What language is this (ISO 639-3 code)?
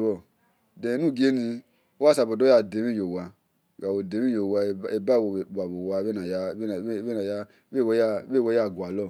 ish